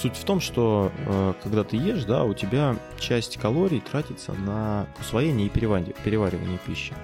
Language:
Russian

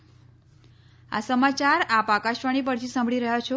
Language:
Gujarati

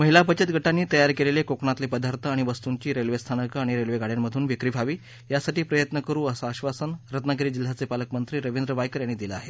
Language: Marathi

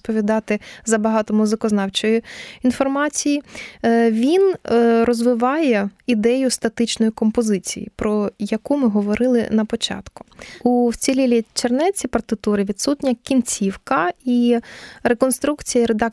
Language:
Ukrainian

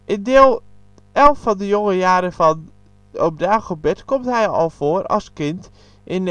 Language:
Dutch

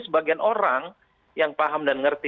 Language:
Indonesian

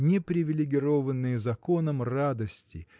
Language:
Russian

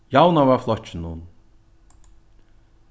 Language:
Faroese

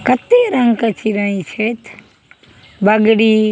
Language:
Maithili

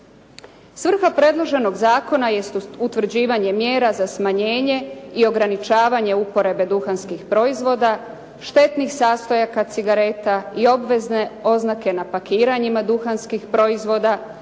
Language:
Croatian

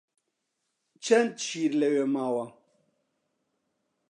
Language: Central Kurdish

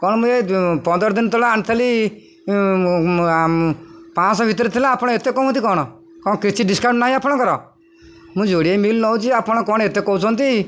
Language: Odia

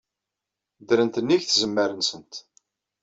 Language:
Kabyle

